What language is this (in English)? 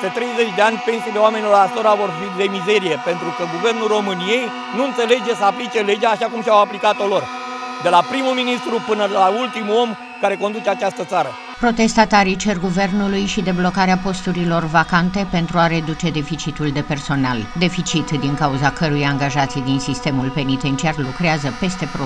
Romanian